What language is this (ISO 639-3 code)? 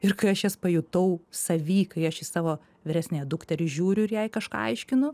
lit